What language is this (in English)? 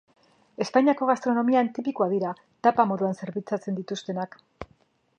Basque